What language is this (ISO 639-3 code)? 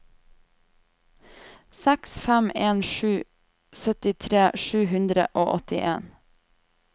nor